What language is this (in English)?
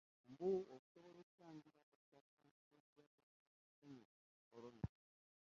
Ganda